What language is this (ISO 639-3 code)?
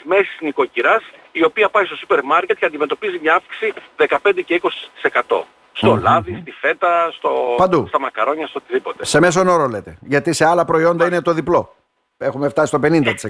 ell